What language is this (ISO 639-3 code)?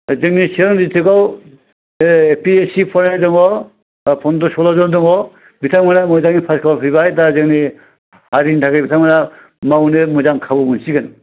brx